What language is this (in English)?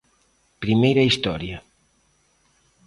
Galician